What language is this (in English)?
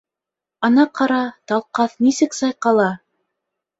Bashkir